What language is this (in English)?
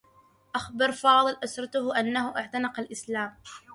Arabic